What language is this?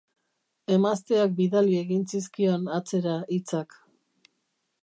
Basque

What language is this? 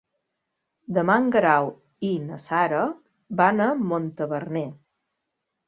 Catalan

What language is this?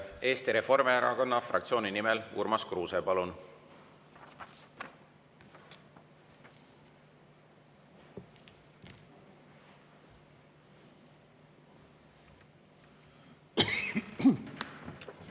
Estonian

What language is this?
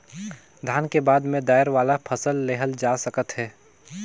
Chhattisgarhi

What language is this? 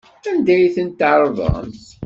Kabyle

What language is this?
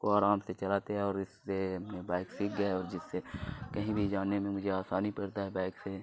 Urdu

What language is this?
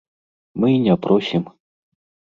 Belarusian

